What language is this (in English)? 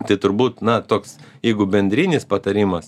Lithuanian